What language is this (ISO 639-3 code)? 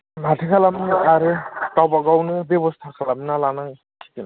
brx